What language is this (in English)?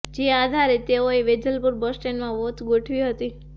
Gujarati